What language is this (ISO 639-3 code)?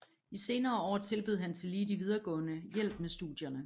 dan